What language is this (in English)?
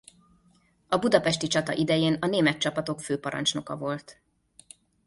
Hungarian